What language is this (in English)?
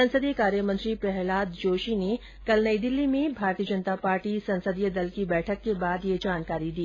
Hindi